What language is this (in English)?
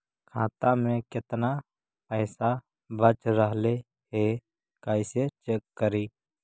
Magahi